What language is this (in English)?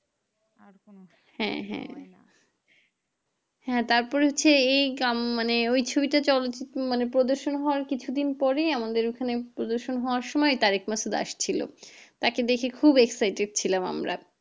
Bangla